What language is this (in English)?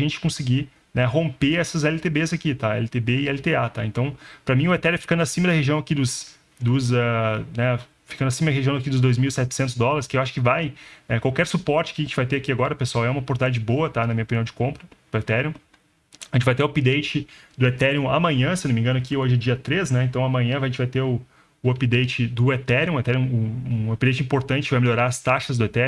Portuguese